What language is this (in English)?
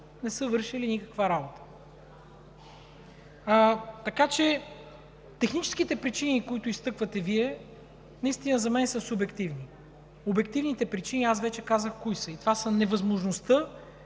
Bulgarian